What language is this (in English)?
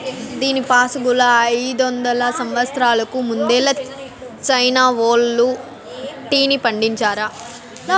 Telugu